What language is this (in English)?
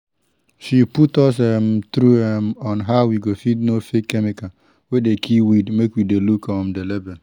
Nigerian Pidgin